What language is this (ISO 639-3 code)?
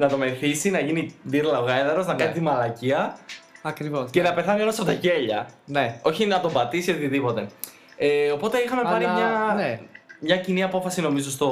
ell